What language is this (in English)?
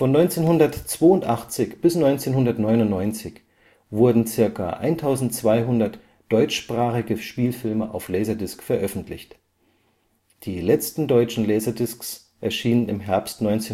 German